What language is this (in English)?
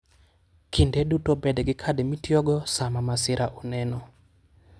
Luo (Kenya and Tanzania)